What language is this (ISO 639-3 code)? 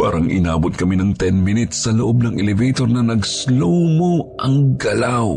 fil